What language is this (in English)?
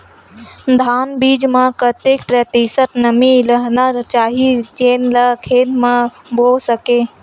Chhattisgarhi